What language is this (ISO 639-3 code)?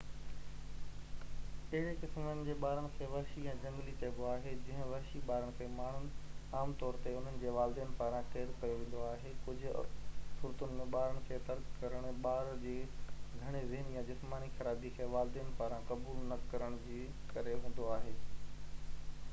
snd